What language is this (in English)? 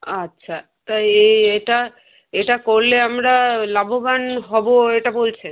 Bangla